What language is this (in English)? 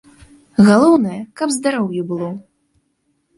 Belarusian